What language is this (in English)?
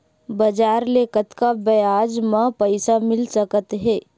Chhattisgarhi